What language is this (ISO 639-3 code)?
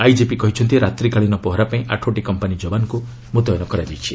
ori